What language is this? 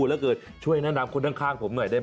Thai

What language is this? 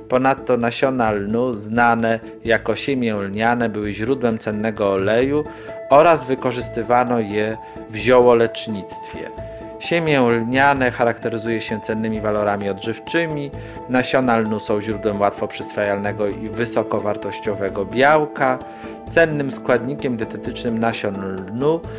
Polish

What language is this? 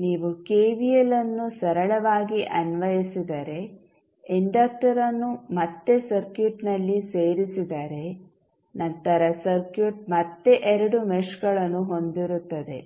Kannada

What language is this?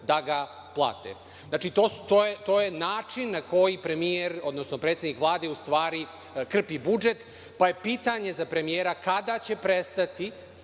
Serbian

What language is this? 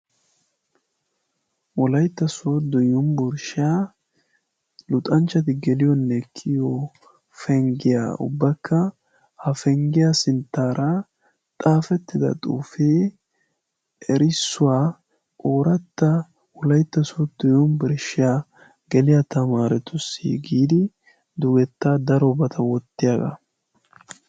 Wolaytta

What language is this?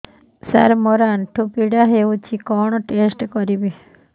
Odia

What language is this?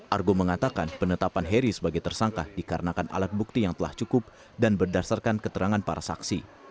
Indonesian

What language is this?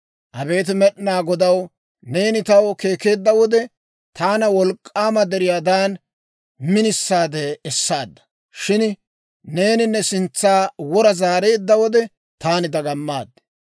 Dawro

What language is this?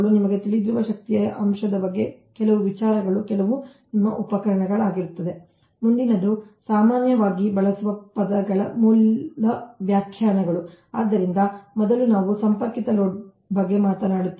Kannada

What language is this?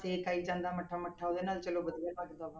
Punjabi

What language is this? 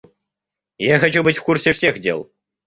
Russian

